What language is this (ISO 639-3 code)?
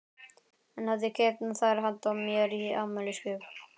isl